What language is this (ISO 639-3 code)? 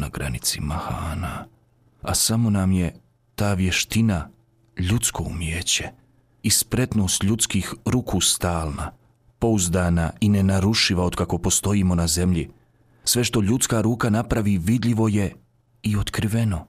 hrv